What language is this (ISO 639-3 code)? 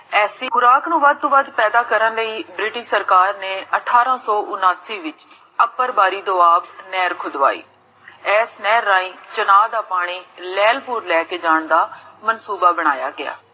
pan